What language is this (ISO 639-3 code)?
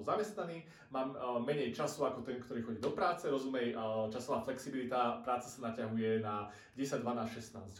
slk